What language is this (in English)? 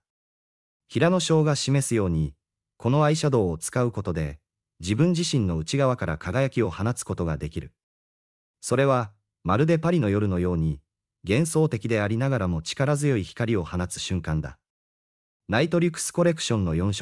Japanese